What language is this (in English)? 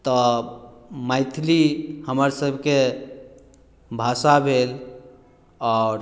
Maithili